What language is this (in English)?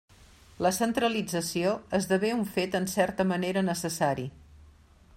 Catalan